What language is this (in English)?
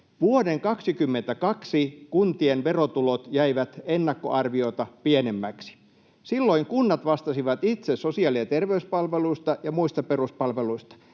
Finnish